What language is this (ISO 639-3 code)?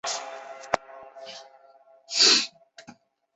zho